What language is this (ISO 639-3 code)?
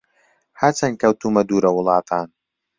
ckb